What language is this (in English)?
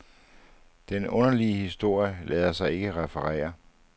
Danish